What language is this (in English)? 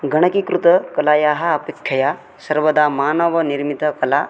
Sanskrit